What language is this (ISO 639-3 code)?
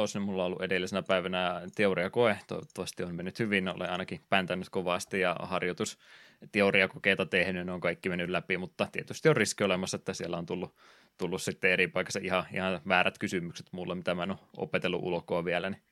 fin